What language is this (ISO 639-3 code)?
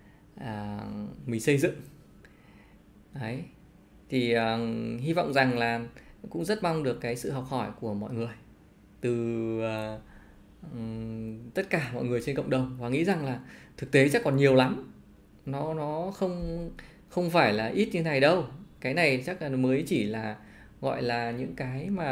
vie